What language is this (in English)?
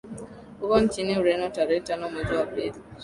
Swahili